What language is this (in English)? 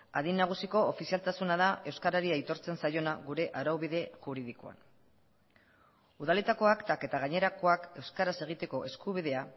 Basque